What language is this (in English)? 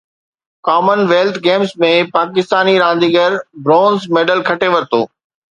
Sindhi